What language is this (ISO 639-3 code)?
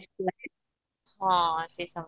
ori